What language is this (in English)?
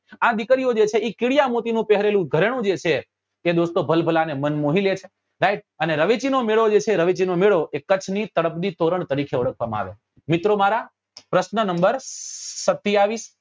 Gujarati